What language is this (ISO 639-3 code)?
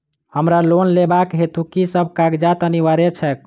mai